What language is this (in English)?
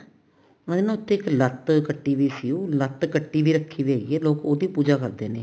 Punjabi